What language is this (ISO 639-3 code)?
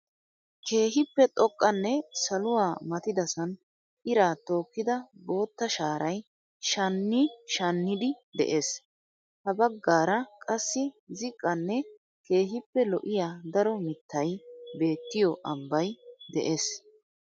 wal